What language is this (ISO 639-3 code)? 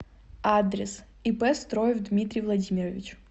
rus